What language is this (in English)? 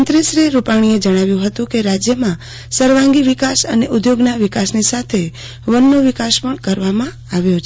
Gujarati